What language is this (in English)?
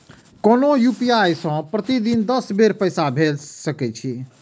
Maithili